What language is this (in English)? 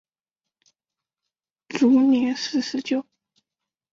Chinese